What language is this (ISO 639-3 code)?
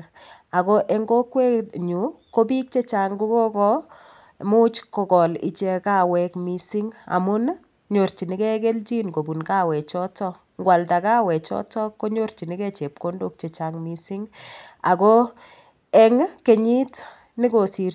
kln